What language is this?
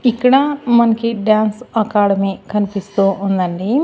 Telugu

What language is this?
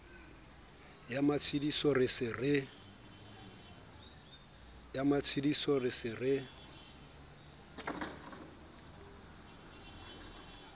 Southern Sotho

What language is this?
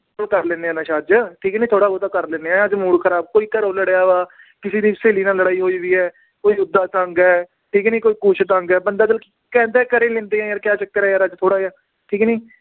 Punjabi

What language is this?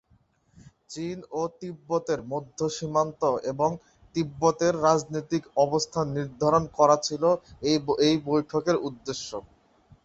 Bangla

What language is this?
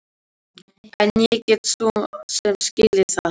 Icelandic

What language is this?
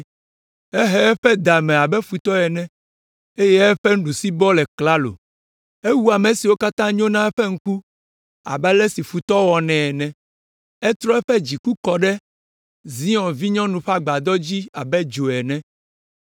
Ewe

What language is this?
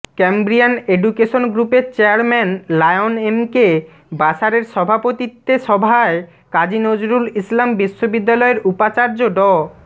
Bangla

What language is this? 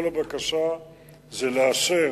Hebrew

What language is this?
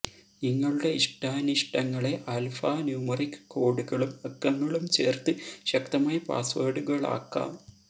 Malayalam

